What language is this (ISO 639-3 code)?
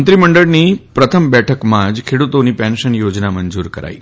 guj